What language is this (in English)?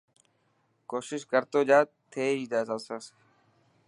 Dhatki